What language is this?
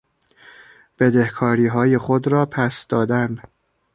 Persian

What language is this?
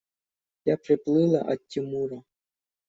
Russian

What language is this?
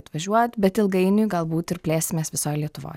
Lithuanian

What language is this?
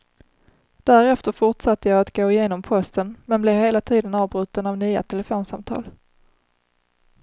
Swedish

